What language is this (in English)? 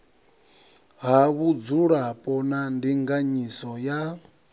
Venda